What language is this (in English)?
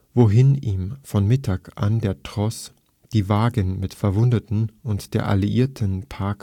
German